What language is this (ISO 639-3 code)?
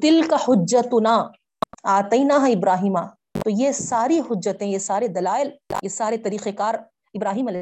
urd